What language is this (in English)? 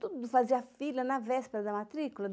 Portuguese